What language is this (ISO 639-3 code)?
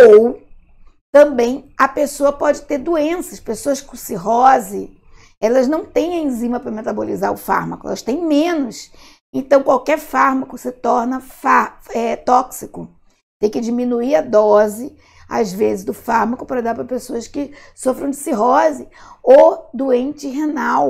por